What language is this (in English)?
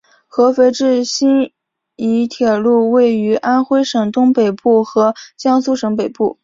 Chinese